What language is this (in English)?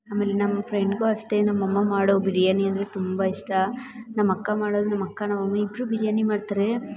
Kannada